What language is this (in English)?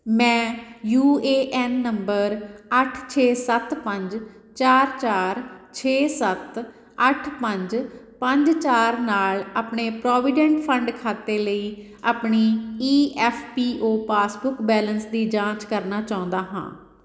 Punjabi